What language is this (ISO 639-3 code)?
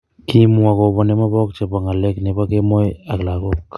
kln